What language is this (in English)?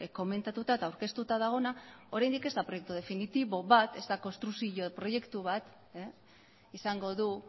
Basque